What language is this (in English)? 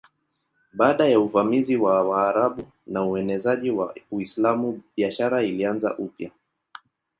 Swahili